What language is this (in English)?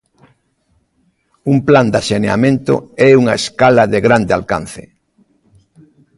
Galician